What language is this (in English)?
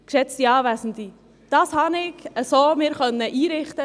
Swiss German